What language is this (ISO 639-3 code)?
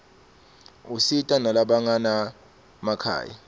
ssw